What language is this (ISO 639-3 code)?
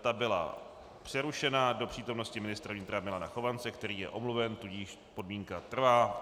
ces